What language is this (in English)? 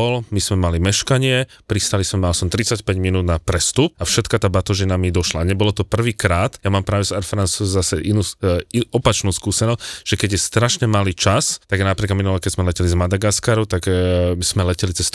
Slovak